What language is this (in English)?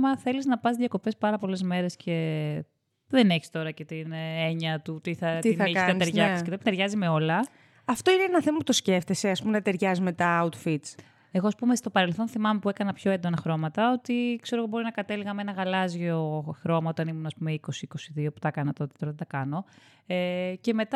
Greek